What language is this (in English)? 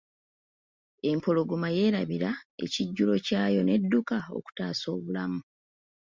Ganda